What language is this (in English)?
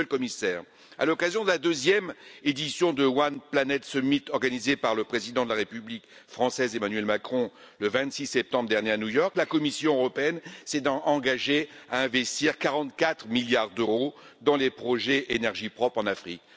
French